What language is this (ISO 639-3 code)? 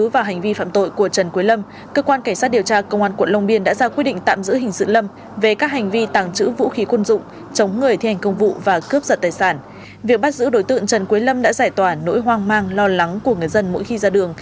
vie